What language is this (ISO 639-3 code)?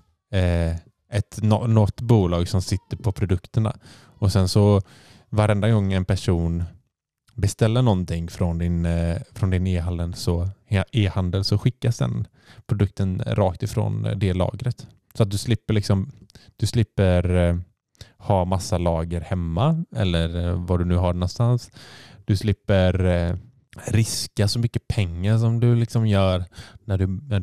swe